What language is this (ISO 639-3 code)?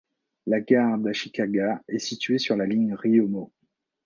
fra